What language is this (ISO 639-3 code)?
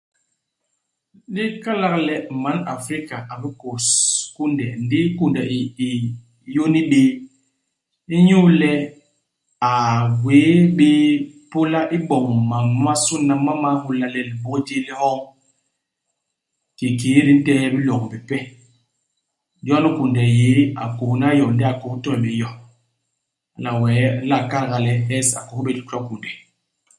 bas